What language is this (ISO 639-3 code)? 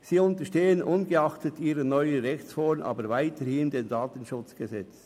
gsw